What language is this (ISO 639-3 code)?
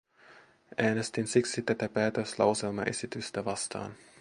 fin